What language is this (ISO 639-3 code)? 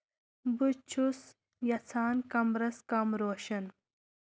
kas